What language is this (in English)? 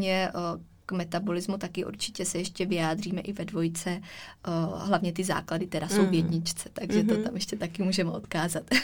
Czech